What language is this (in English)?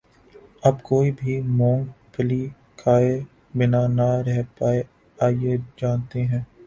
Urdu